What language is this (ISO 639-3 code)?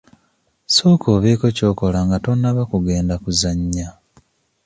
lug